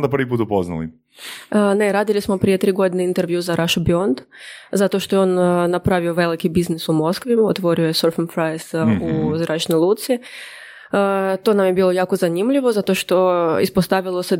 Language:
Croatian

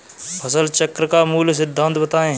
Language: Hindi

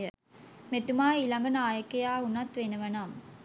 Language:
Sinhala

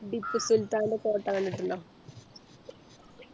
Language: Malayalam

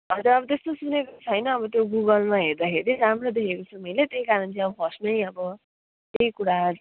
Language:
Nepali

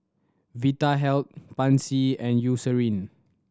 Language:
English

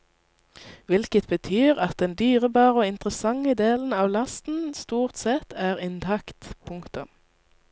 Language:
Norwegian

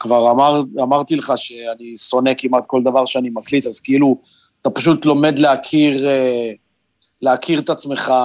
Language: Hebrew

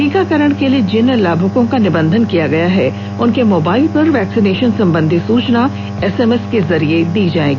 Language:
Hindi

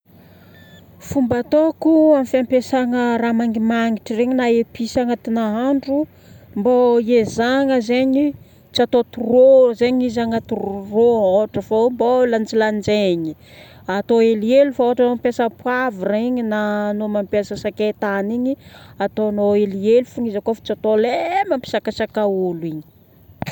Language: Northern Betsimisaraka Malagasy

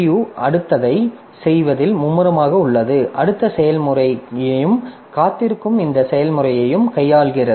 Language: Tamil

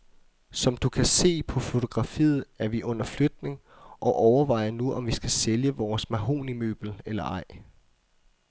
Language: Danish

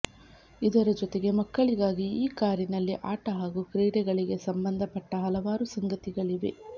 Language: Kannada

